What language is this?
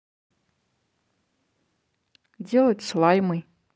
Russian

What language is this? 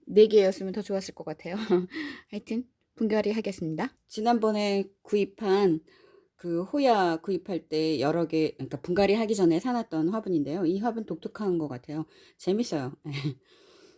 Korean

